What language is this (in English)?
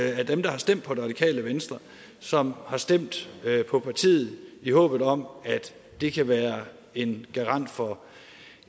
Danish